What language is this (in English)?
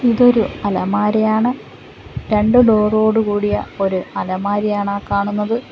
Malayalam